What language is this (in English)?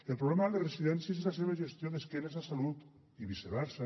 Catalan